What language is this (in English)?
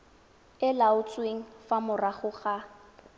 Tswana